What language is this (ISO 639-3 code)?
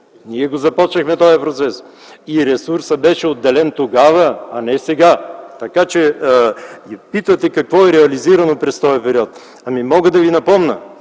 bul